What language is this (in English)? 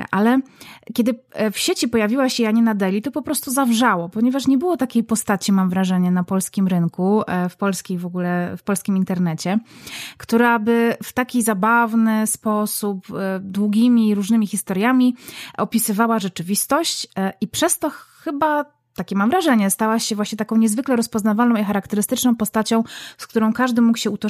Polish